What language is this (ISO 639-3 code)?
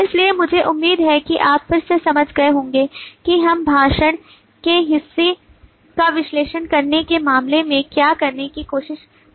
hin